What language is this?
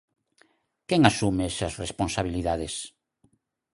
Galician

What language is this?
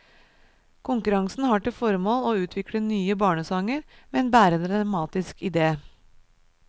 Norwegian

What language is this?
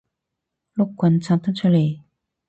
Cantonese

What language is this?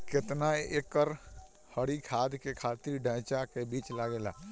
Bhojpuri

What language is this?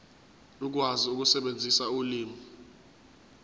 Zulu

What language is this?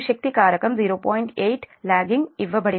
Telugu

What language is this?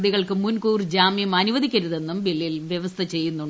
Malayalam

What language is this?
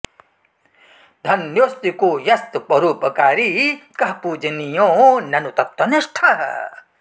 Sanskrit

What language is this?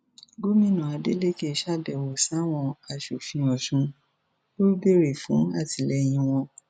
Yoruba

